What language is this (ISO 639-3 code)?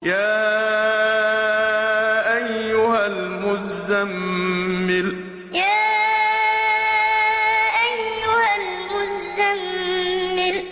ara